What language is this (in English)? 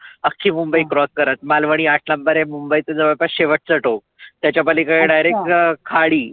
Marathi